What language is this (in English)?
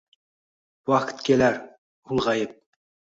Uzbek